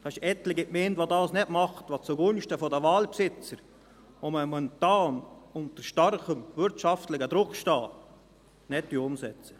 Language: Swiss German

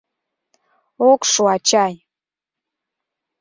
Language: Mari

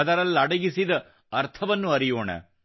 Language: Kannada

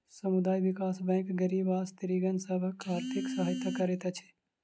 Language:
Maithili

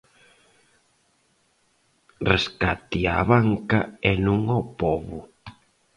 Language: Galician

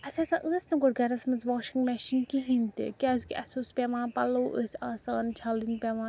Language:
Kashmiri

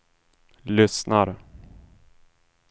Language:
Swedish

